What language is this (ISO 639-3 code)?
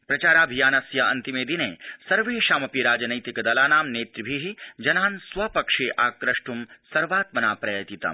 san